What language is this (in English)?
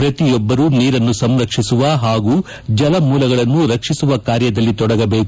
Kannada